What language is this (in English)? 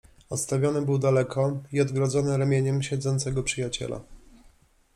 Polish